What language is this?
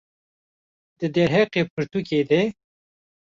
Kurdish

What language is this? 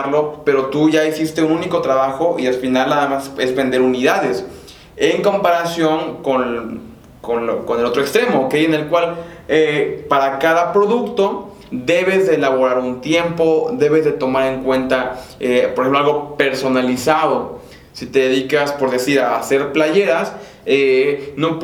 Spanish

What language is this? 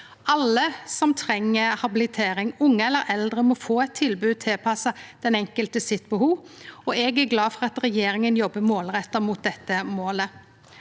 Norwegian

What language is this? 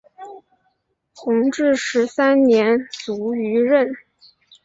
Chinese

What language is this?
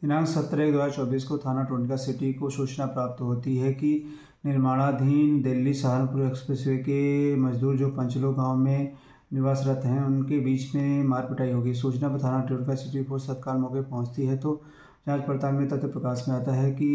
Hindi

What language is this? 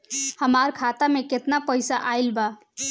Bhojpuri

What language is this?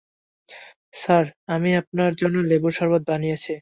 Bangla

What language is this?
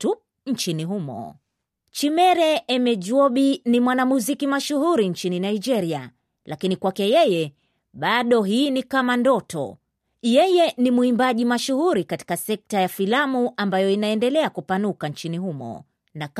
Swahili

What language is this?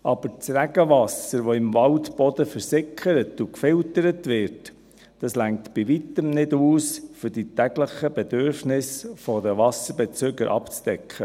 Swiss German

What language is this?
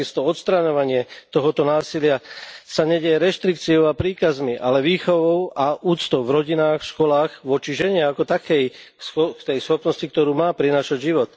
Slovak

